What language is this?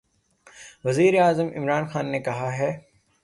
Urdu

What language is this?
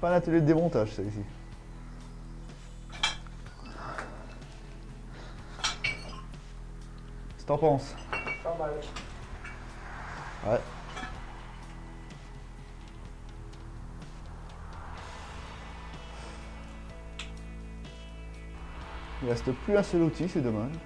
French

